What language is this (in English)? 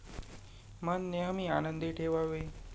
Marathi